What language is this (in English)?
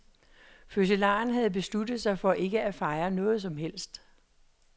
Danish